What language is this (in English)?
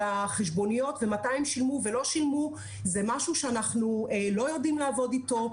Hebrew